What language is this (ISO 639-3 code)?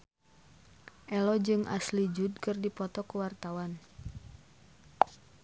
sun